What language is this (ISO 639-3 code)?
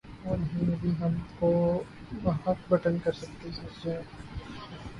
urd